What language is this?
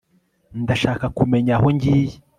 Kinyarwanda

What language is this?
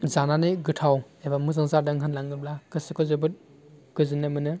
Bodo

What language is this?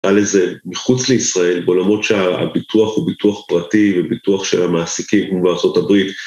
Hebrew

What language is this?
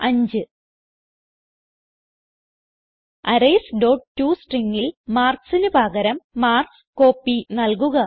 Malayalam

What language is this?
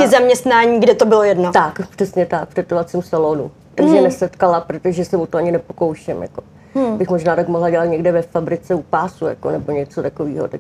Czech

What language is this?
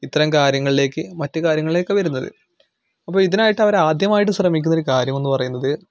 Malayalam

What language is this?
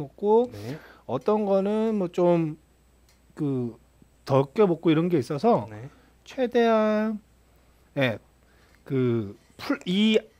Korean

